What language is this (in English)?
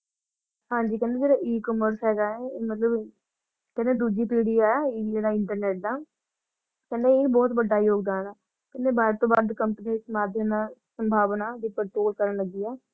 Punjabi